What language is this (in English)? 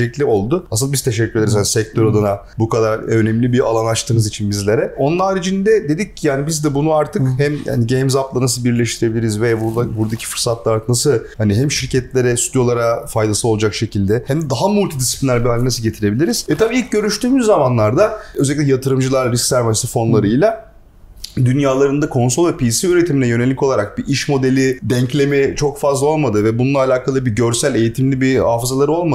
Turkish